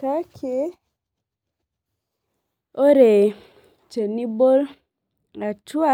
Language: Masai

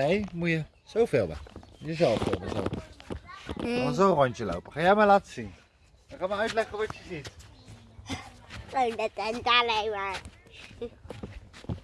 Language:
Dutch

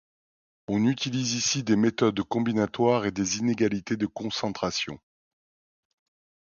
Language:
French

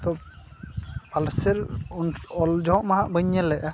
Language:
Santali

